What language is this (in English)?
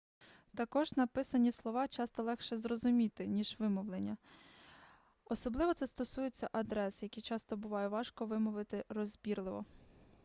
Ukrainian